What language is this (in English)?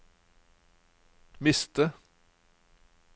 Norwegian